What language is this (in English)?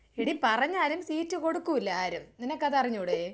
Malayalam